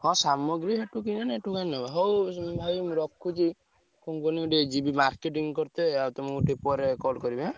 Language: Odia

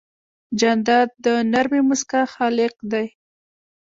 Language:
Pashto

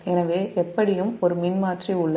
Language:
Tamil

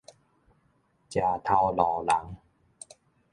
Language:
Min Nan Chinese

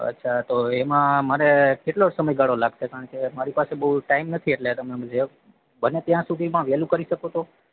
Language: Gujarati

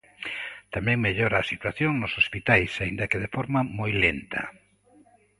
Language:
Galician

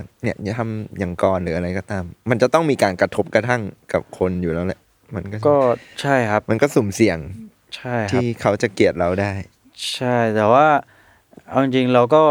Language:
Thai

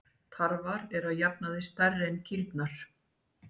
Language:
Icelandic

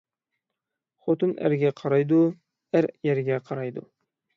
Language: Uyghur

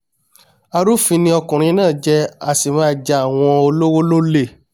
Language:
Yoruba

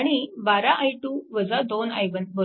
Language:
Marathi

